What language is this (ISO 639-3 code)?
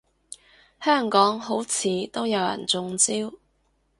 yue